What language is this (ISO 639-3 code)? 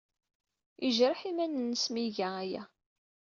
kab